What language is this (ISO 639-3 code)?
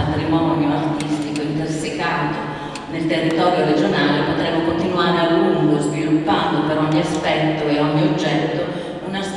ita